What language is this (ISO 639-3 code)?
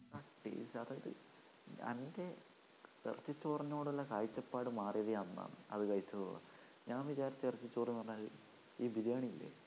mal